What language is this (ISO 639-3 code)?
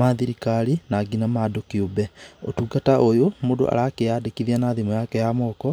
kik